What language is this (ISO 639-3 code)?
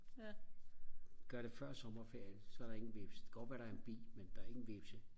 dan